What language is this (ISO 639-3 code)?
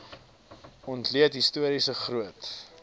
afr